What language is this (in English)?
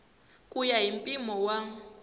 Tsonga